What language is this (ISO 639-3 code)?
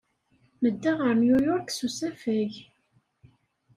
kab